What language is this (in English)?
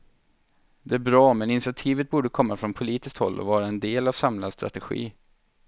Swedish